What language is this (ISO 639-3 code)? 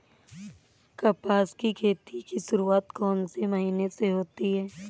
hin